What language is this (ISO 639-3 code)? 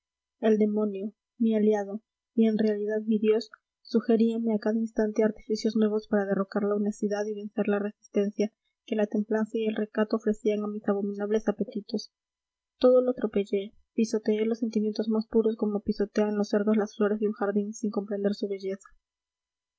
spa